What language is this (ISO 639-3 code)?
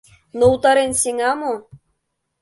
chm